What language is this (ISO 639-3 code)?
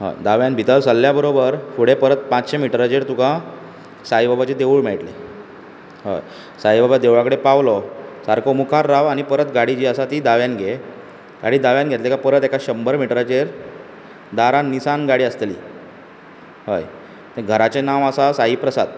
kok